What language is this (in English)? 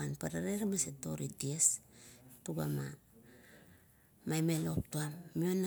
Kuot